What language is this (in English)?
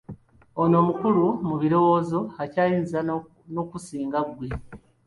Ganda